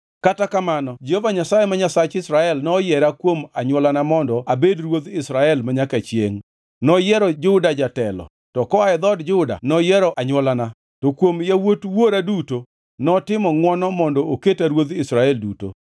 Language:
Luo (Kenya and Tanzania)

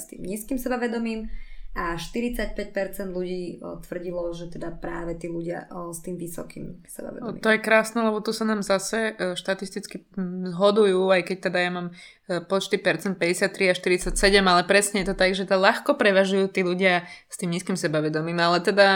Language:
Slovak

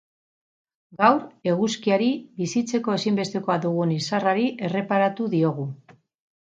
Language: Basque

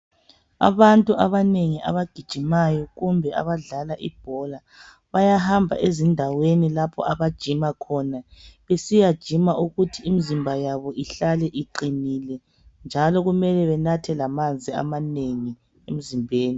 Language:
North Ndebele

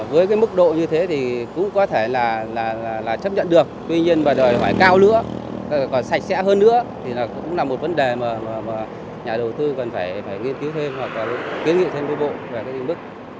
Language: Vietnamese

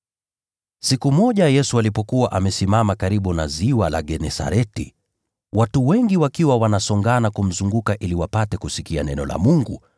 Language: Swahili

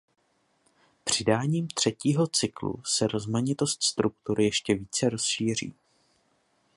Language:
Czech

